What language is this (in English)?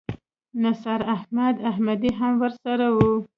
Pashto